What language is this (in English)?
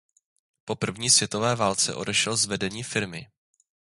Czech